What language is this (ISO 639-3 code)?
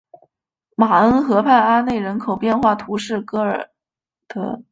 zho